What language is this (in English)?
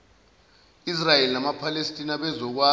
Zulu